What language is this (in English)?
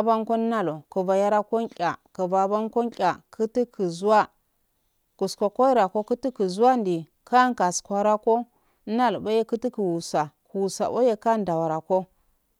Afade